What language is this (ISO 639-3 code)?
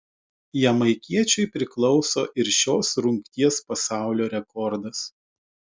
lit